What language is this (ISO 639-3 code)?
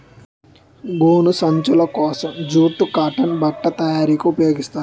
tel